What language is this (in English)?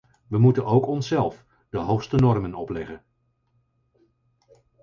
Dutch